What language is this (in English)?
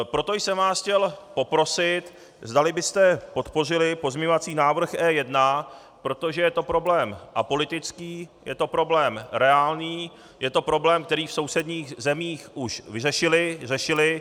Czech